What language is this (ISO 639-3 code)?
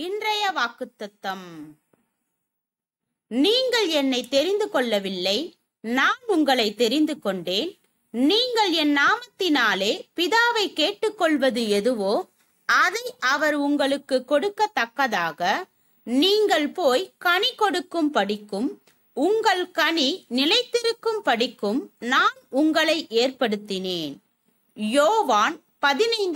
ara